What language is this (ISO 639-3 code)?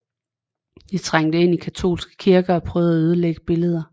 dan